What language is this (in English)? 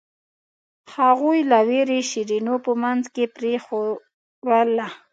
Pashto